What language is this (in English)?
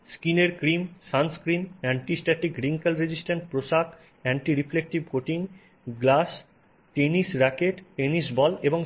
Bangla